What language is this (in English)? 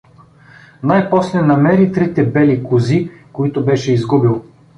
Bulgarian